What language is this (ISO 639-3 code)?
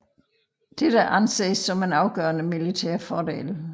dan